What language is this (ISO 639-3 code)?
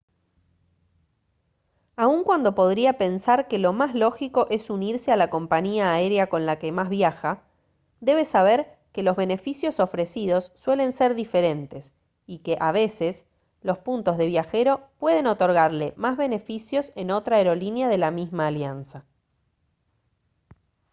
spa